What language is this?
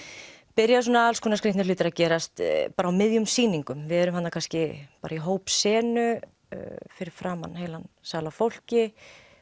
Icelandic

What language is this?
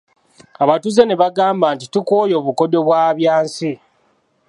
Ganda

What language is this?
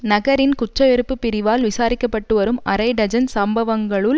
Tamil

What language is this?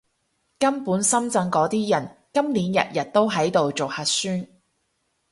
Cantonese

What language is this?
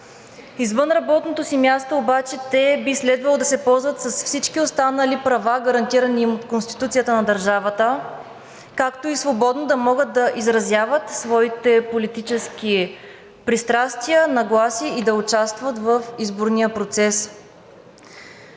Bulgarian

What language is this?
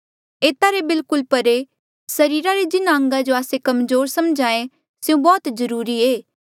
Mandeali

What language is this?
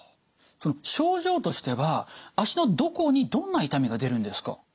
Japanese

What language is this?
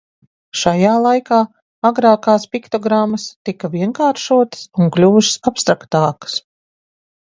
Latvian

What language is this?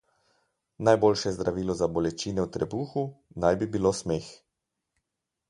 Slovenian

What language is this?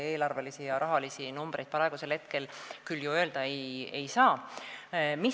Estonian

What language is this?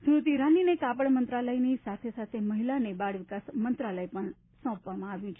Gujarati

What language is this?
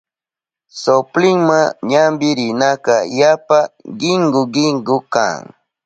Southern Pastaza Quechua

